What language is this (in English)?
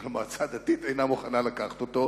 Hebrew